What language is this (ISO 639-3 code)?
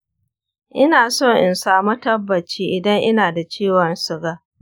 hau